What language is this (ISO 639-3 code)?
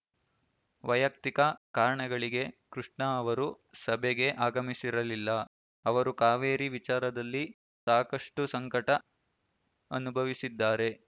kan